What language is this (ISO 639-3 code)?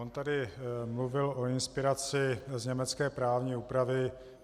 ces